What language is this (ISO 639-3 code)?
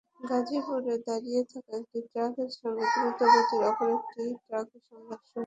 ben